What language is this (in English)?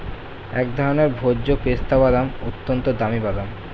Bangla